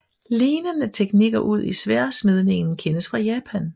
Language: Danish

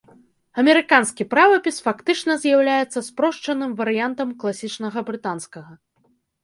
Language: Belarusian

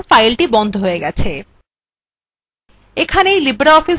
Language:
Bangla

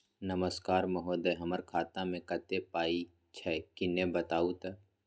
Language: Maithili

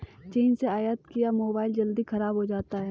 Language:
Hindi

